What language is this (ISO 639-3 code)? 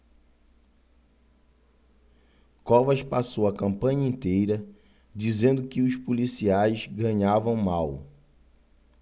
por